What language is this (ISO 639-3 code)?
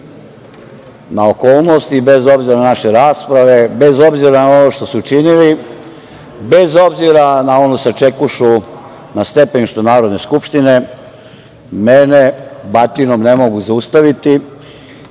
srp